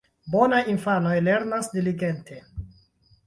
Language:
Esperanto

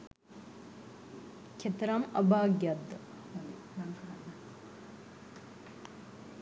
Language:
Sinhala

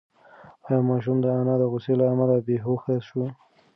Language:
Pashto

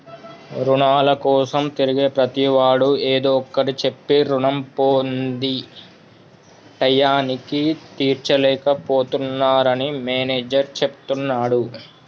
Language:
Telugu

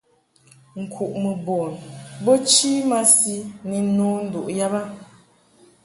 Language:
Mungaka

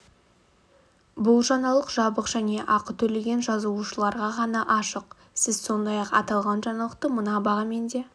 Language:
Kazakh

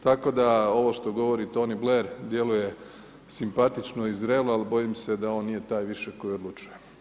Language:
Croatian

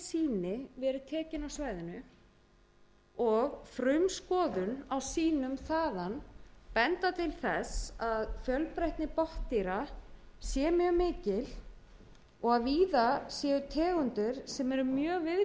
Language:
Icelandic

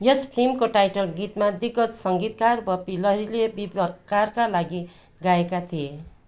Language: Nepali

